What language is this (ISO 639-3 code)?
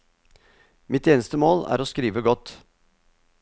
nor